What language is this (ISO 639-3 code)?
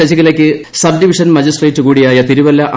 mal